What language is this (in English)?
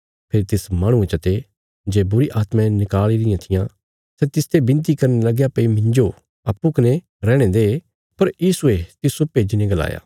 Bilaspuri